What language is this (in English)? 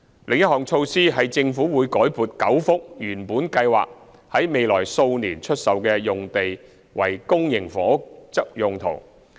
Cantonese